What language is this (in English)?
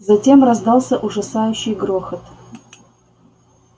Russian